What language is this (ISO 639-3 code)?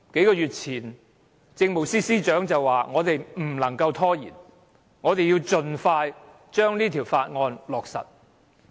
yue